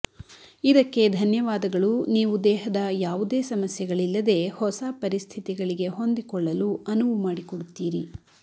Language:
Kannada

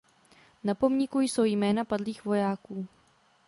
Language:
Czech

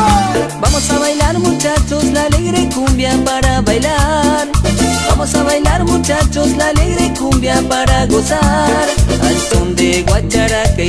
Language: Romanian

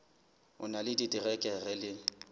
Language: Southern Sotho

